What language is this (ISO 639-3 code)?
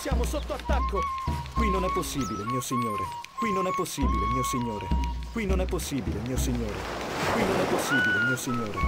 ita